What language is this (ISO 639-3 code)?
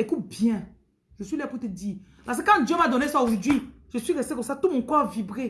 fra